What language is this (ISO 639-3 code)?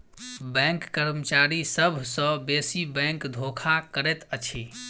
mai